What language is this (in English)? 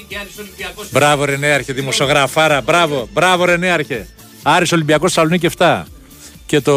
Greek